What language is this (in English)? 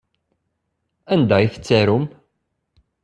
Kabyle